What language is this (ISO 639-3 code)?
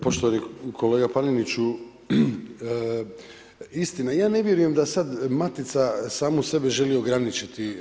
hrv